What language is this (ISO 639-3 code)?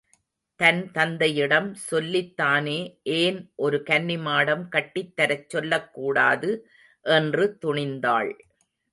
tam